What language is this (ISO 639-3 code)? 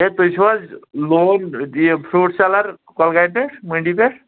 kas